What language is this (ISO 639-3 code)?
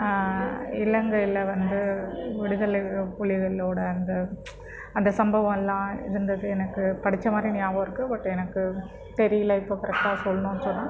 tam